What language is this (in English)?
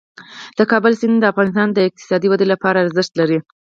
Pashto